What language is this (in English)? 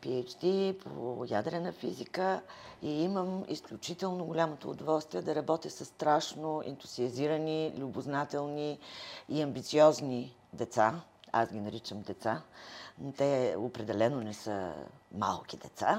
Bulgarian